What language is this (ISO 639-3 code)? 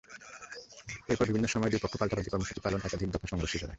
ben